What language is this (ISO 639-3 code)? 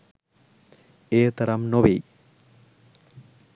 sin